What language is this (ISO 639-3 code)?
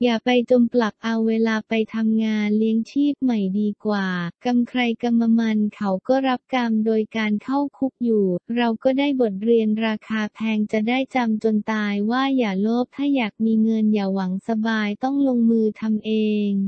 tha